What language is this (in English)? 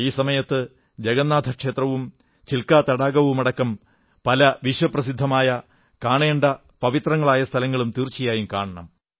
Malayalam